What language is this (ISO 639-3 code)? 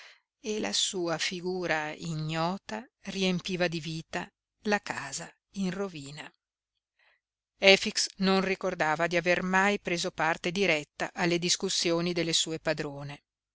ita